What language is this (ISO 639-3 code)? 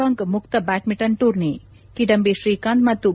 kan